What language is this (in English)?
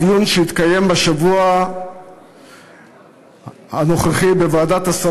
Hebrew